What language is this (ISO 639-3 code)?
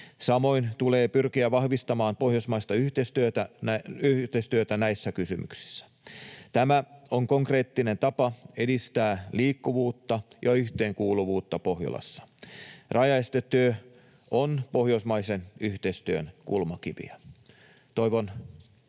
fin